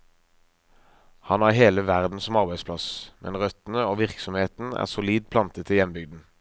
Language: Norwegian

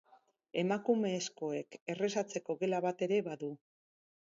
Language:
Basque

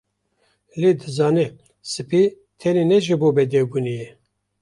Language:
Kurdish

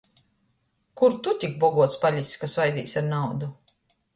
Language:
Latgalian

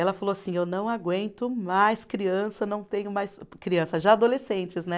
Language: Portuguese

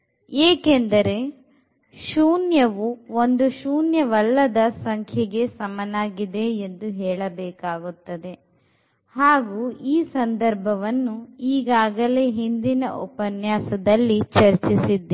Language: Kannada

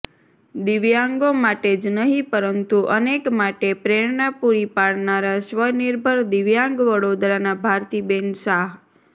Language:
Gujarati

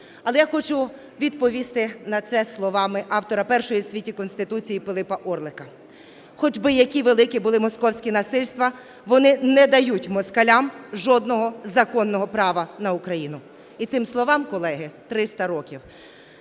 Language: Ukrainian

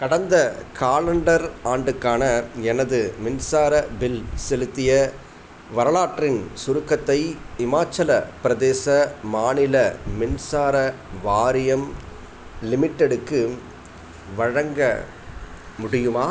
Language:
Tamil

